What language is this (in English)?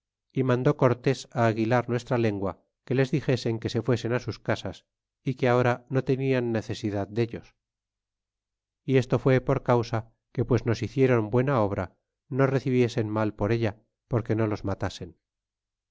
Spanish